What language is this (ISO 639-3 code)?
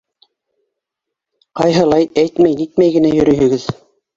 bak